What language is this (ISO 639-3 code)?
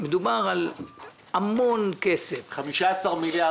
heb